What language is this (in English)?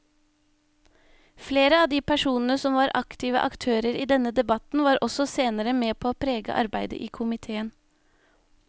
Norwegian